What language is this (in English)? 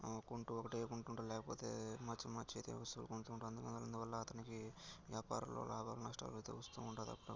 Telugu